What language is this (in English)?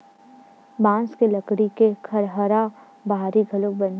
Chhattisgarhi